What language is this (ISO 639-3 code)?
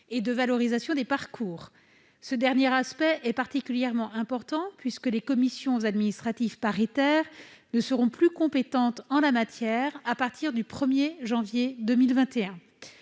fra